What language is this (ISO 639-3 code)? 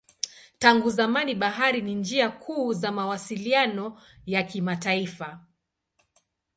swa